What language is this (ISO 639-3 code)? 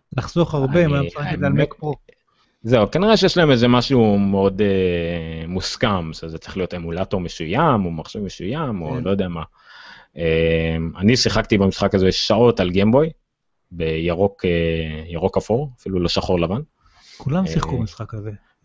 heb